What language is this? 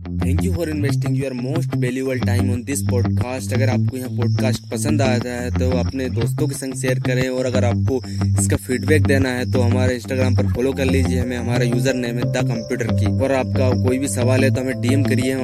Hindi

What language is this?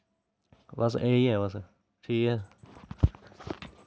Dogri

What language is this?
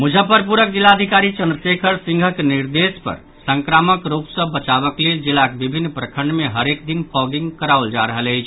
Maithili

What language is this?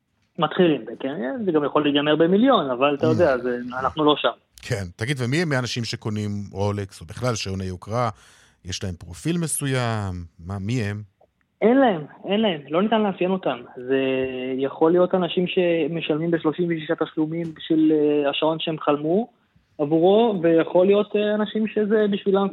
Hebrew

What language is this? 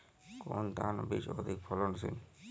Bangla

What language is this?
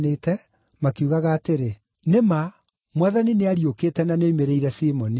Kikuyu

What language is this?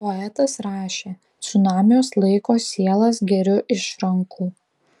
Lithuanian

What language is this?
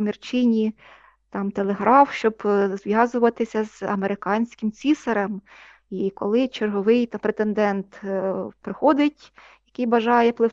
Ukrainian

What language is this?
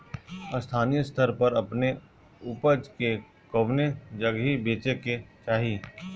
Bhojpuri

